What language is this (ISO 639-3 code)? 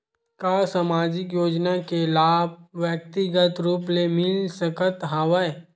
hne